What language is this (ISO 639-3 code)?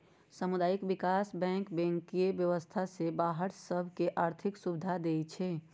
mag